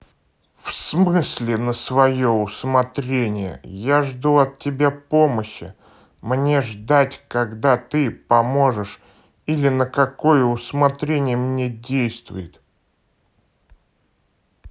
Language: Russian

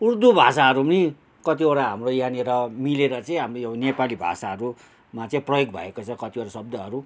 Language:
Nepali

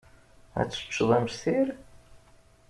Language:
Kabyle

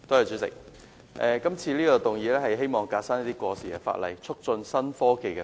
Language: Cantonese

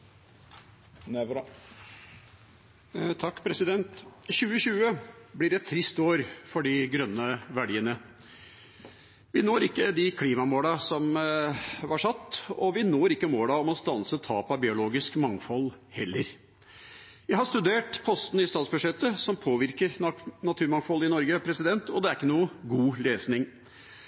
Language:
Norwegian Bokmål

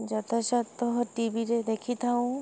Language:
Odia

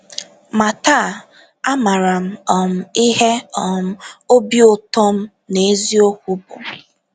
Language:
Igbo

